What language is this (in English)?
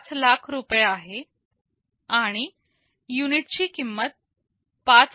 Marathi